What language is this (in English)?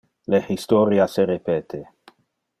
Interlingua